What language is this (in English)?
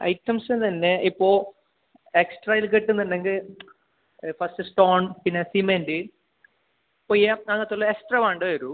Malayalam